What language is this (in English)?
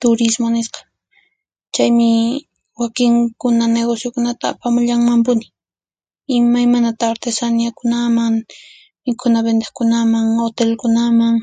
Puno Quechua